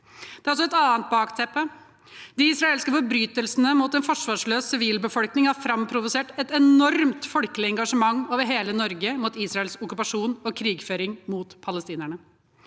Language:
Norwegian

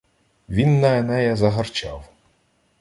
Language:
Ukrainian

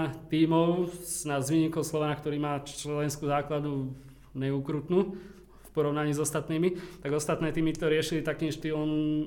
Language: Slovak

